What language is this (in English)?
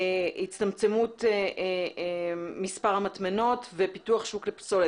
Hebrew